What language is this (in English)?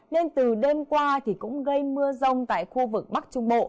Vietnamese